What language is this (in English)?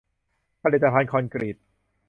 Thai